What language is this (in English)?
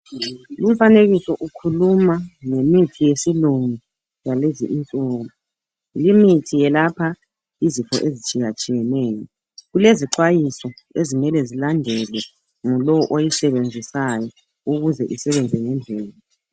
North Ndebele